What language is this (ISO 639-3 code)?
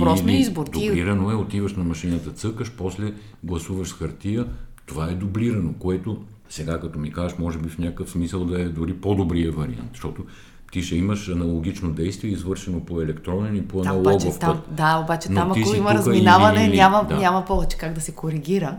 bul